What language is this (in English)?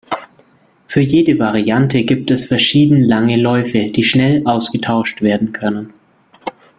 German